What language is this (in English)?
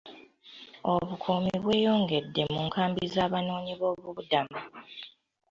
Ganda